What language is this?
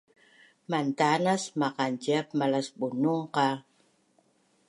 Bunun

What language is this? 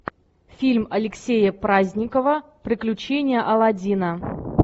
Russian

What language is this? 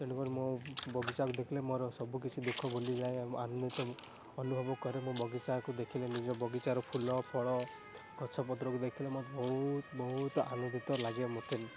Odia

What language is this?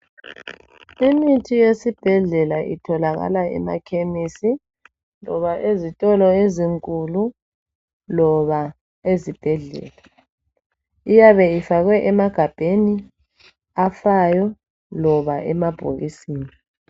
North Ndebele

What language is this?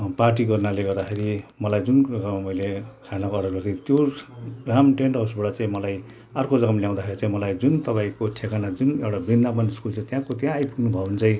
Nepali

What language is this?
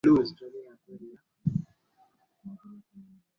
Swahili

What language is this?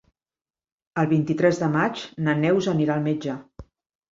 Catalan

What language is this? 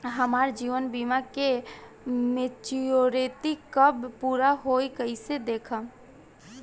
Bhojpuri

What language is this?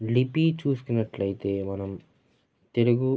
Telugu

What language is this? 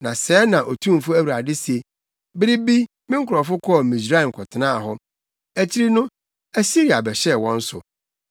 Akan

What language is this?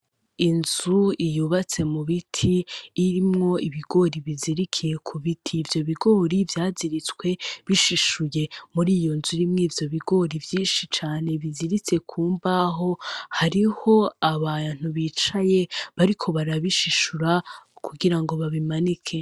Rundi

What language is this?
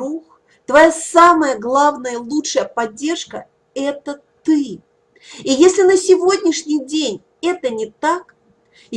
Russian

